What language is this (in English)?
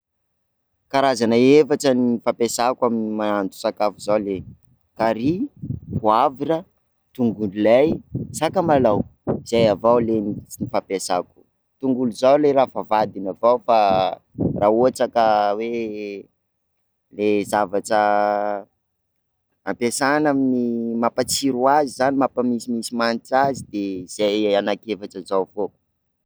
Sakalava Malagasy